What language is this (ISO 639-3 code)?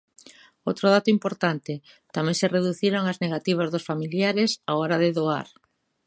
glg